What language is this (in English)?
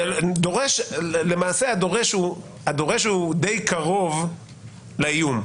Hebrew